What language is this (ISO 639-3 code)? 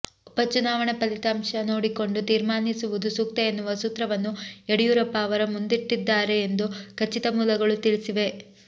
kan